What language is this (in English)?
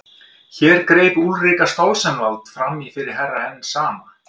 Icelandic